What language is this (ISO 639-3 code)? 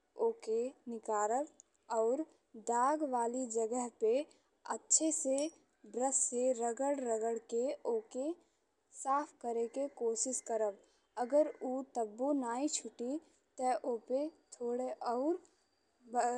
bho